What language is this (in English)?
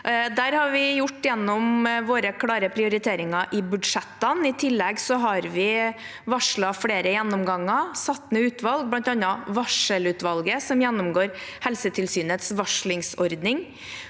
Norwegian